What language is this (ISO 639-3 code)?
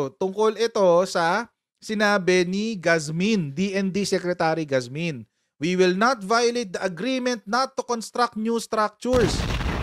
fil